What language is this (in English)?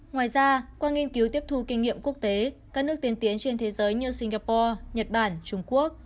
Vietnamese